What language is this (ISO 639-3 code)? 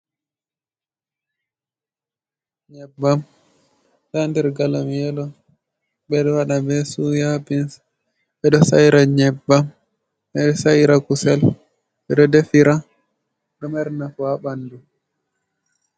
ful